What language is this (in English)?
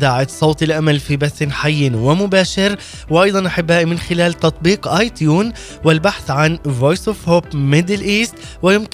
Arabic